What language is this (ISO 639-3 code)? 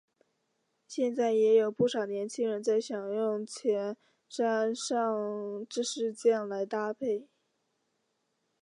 zho